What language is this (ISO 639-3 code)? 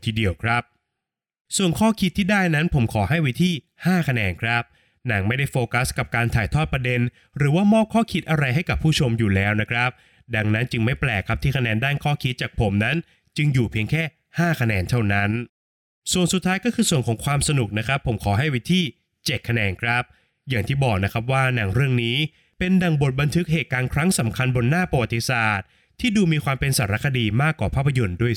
tha